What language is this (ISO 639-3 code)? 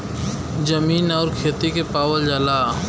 bho